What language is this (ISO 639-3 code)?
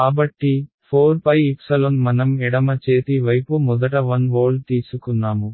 tel